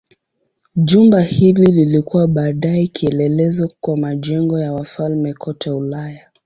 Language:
Swahili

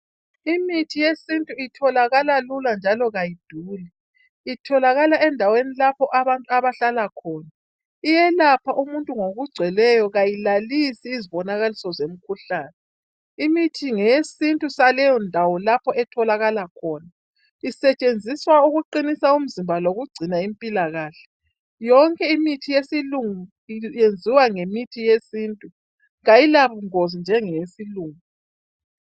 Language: North Ndebele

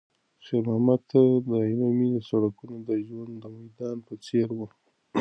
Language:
Pashto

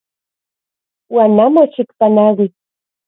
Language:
Central Puebla Nahuatl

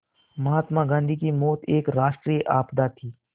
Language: Hindi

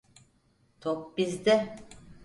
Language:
Turkish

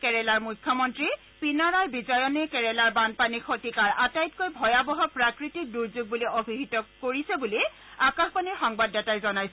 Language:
Assamese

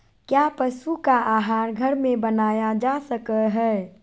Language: Magahi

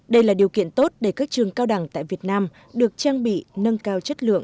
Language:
Vietnamese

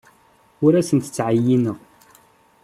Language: Kabyle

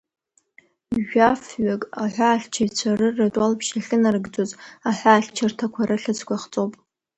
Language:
Abkhazian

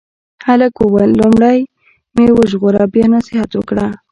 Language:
Pashto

